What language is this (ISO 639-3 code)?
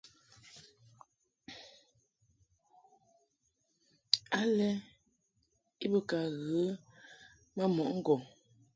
mhk